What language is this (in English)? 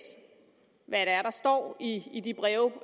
Danish